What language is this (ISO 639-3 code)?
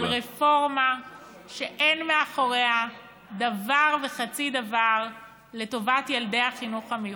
heb